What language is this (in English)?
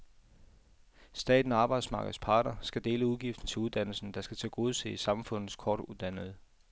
Danish